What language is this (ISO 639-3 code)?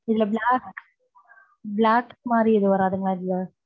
tam